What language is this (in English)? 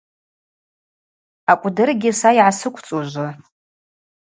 Abaza